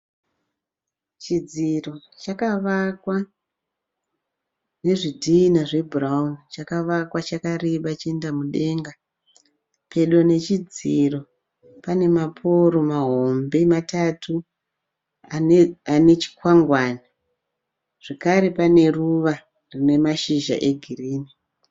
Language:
Shona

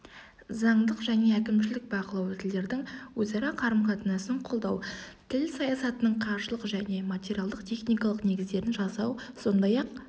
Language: Kazakh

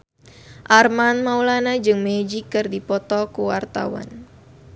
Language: Sundanese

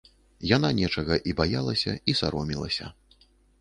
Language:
Belarusian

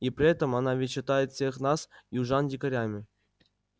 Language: Russian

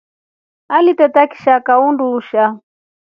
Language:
Rombo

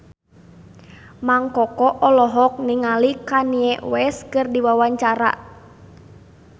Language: Sundanese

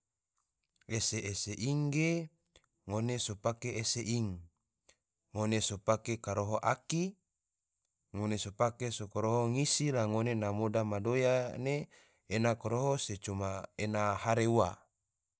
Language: Tidore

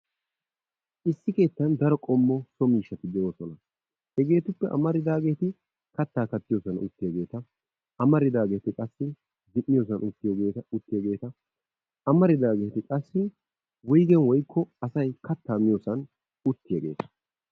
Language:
Wolaytta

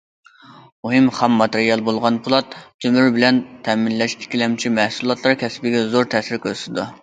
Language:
Uyghur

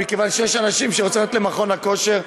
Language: Hebrew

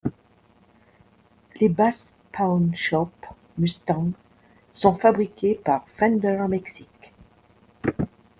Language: French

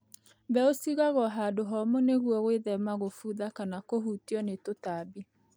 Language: Kikuyu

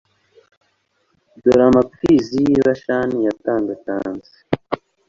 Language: Kinyarwanda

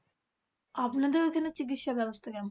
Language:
Bangla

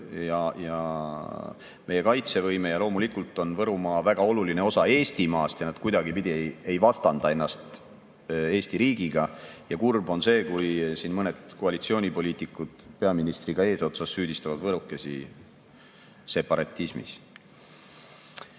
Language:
Estonian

